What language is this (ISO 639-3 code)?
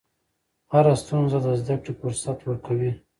pus